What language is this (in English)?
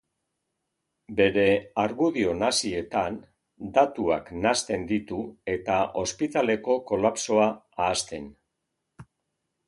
Basque